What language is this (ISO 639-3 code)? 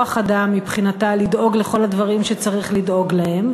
heb